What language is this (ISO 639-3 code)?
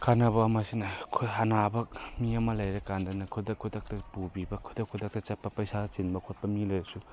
mni